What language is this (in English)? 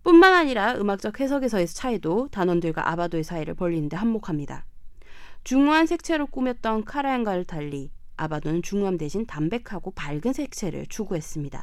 Korean